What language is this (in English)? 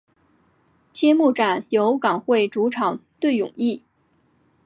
Chinese